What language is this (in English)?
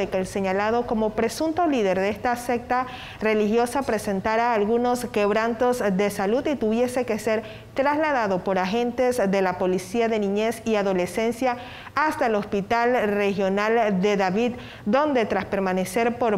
Spanish